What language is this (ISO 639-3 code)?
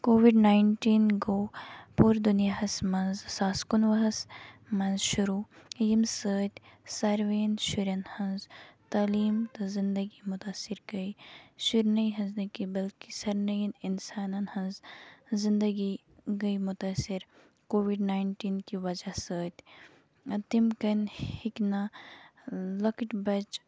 kas